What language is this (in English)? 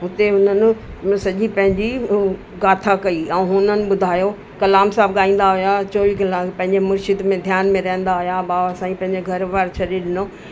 Sindhi